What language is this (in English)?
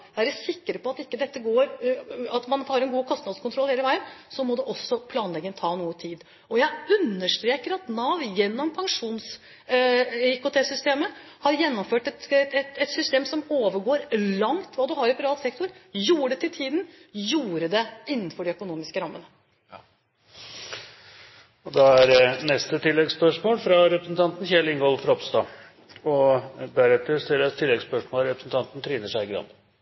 Norwegian